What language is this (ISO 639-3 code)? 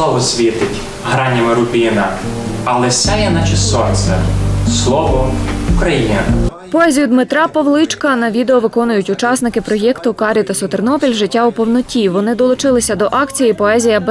ukr